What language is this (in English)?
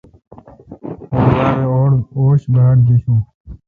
Kalkoti